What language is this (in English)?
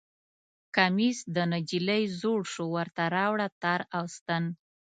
Pashto